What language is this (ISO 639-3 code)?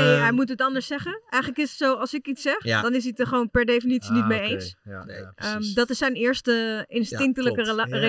nld